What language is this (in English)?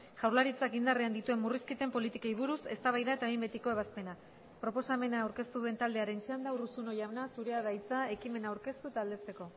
Basque